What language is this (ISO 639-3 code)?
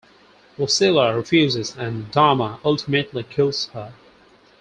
eng